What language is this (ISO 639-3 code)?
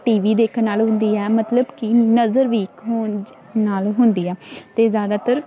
pan